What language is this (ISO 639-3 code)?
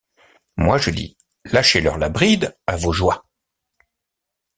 fra